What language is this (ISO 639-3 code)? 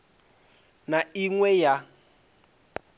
ven